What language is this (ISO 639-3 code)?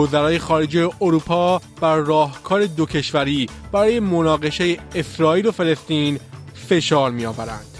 fas